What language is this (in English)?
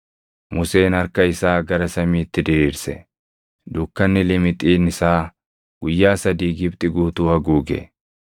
Oromo